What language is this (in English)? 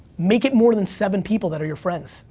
English